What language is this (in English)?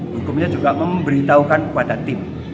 Indonesian